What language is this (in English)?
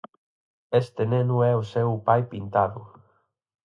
Galician